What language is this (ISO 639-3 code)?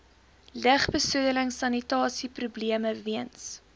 afr